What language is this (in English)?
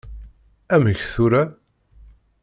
Kabyle